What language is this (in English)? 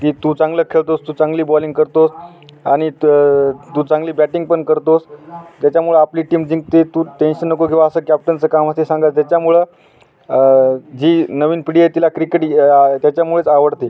Marathi